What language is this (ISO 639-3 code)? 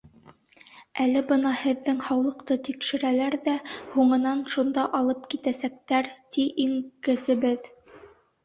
bak